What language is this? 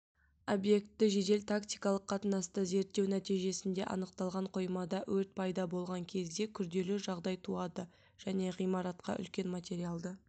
Kazakh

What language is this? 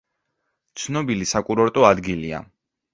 Georgian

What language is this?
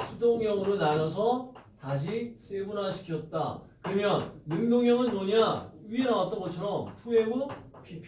Korean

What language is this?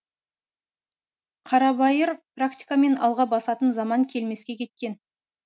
Kazakh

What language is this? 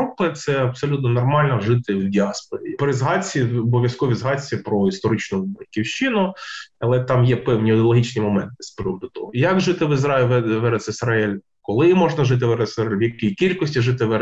Ukrainian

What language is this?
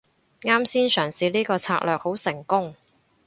Cantonese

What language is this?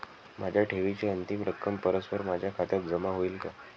Marathi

